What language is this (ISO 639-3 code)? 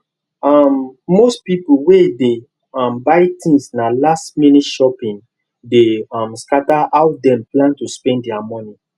pcm